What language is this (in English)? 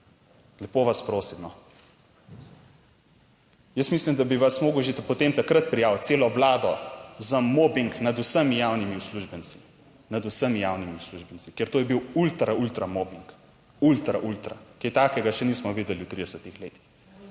Slovenian